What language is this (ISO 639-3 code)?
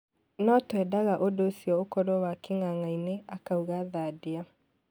kik